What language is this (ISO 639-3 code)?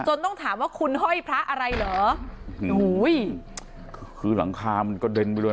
tha